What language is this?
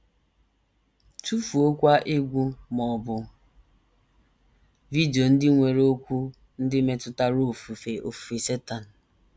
Igbo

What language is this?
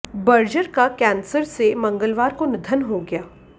Hindi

